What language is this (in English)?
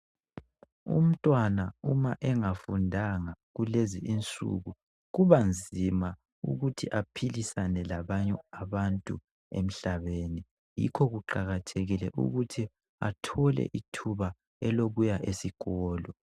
North Ndebele